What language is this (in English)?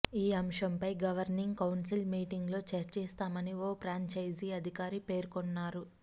Telugu